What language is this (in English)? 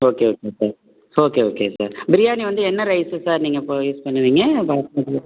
Tamil